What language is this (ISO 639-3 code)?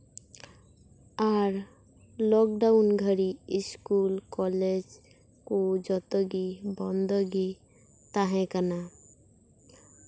sat